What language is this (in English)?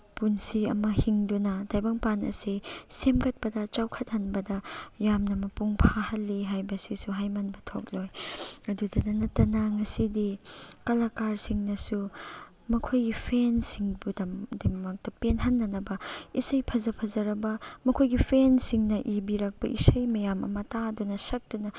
Manipuri